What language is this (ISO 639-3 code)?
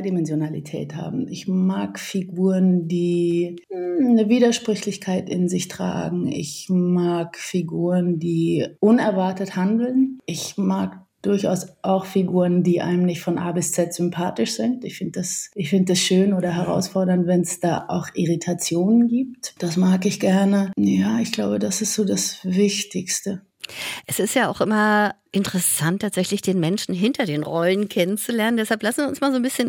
deu